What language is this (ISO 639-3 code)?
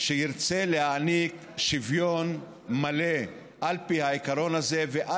heb